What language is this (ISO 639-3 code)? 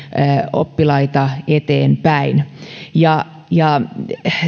fin